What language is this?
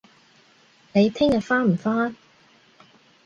Cantonese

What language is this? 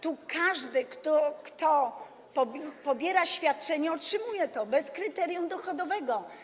Polish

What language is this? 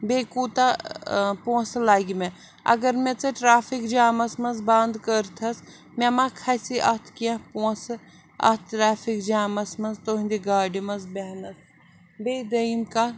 Kashmiri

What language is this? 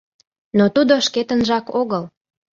Mari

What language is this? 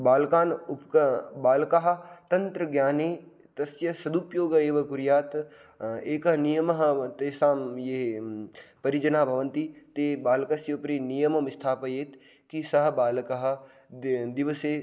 Sanskrit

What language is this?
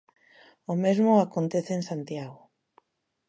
Galician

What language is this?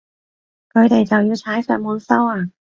Cantonese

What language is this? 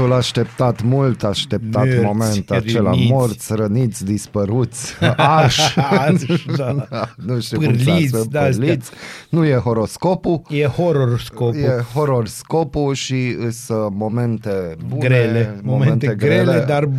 Romanian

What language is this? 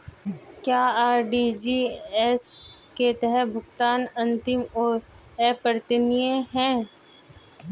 Hindi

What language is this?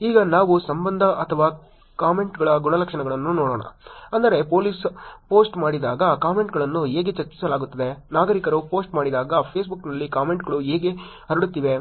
Kannada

